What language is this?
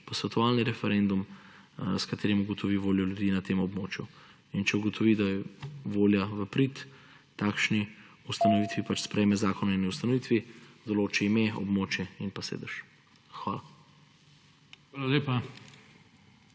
Slovenian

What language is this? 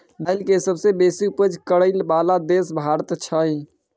Maithili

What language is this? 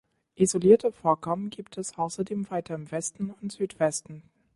German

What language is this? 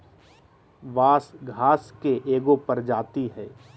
Magahi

